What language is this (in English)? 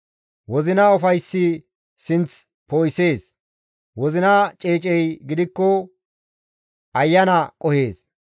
Gamo